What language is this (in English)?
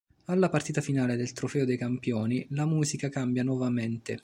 Italian